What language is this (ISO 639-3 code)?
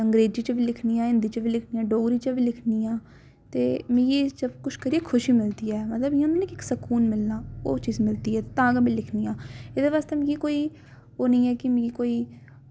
doi